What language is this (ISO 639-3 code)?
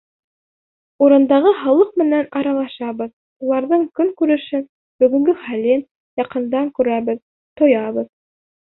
bak